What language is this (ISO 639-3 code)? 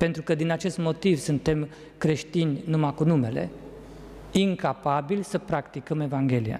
ron